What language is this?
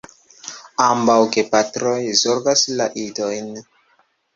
Esperanto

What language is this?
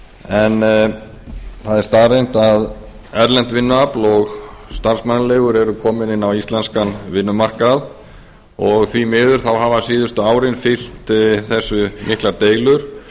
Icelandic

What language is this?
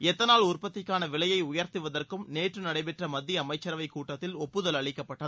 Tamil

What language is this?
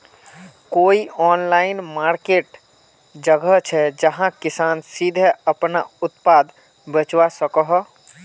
Magahi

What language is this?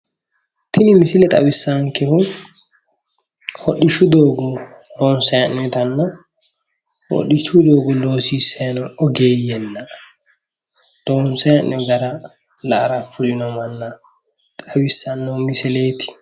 Sidamo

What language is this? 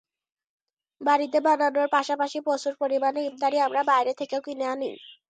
Bangla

